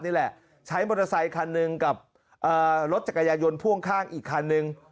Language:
Thai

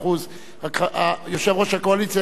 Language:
Hebrew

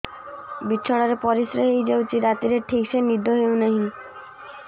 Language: Odia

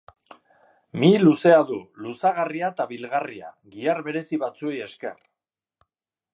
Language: Basque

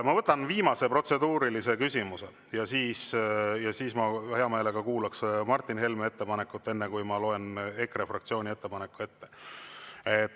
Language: Estonian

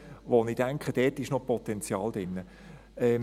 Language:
Swiss German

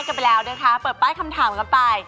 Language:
Thai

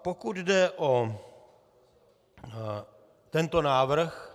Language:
Czech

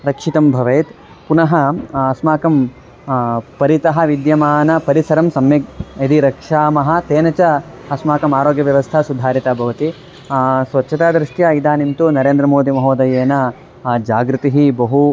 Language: Sanskrit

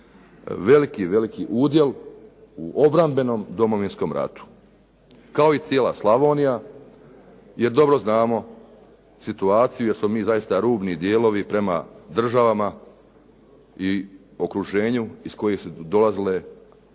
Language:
Croatian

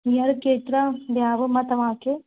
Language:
Sindhi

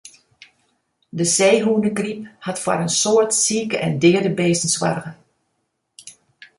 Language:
Western Frisian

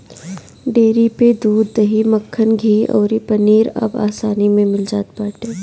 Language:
Bhojpuri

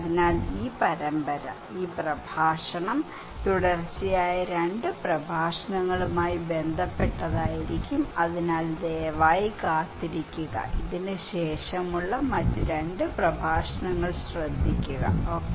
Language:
Malayalam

